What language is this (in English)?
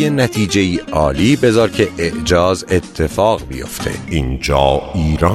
Persian